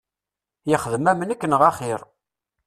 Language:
Kabyle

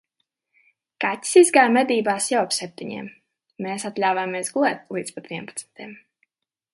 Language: Latvian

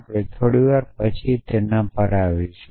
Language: Gujarati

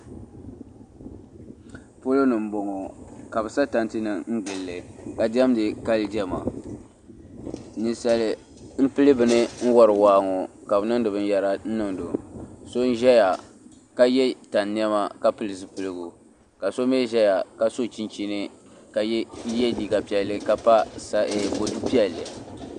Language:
Dagbani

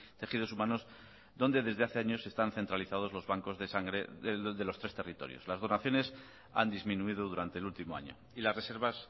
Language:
Spanish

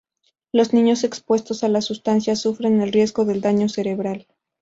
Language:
Spanish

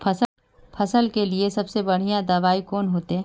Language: Magahi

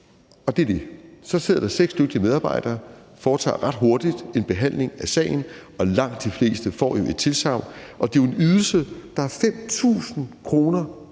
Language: Danish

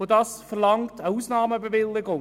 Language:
Swiss German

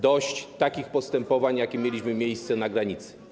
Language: Polish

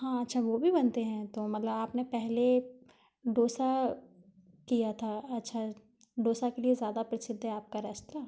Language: Hindi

